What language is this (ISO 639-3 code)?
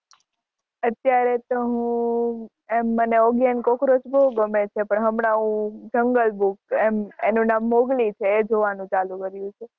guj